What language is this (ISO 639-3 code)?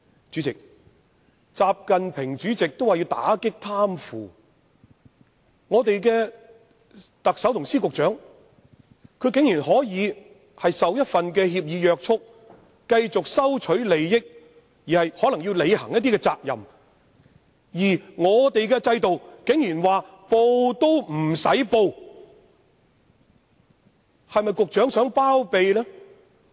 yue